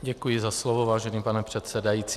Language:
Czech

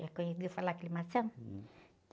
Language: Portuguese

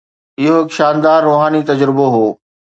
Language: Sindhi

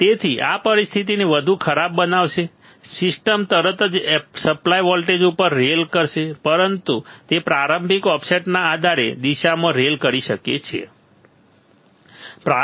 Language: Gujarati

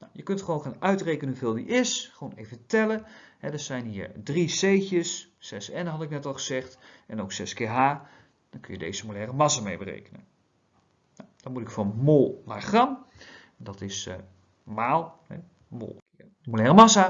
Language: Dutch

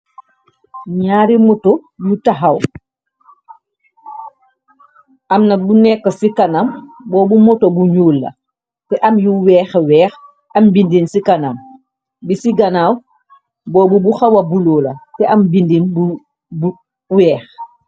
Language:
Wolof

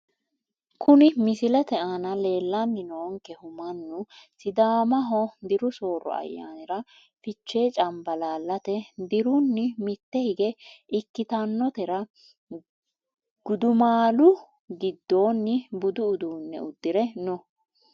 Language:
Sidamo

